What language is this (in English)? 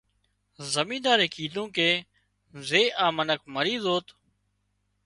Wadiyara Koli